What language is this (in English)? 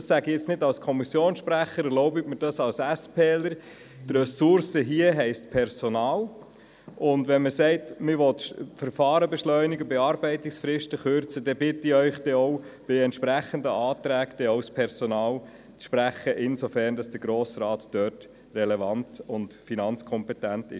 Swiss German